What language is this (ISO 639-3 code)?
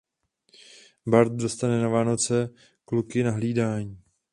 ces